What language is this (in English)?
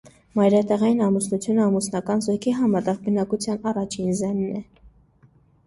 Armenian